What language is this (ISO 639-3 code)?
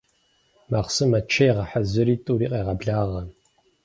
kbd